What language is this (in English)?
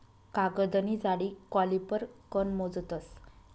Marathi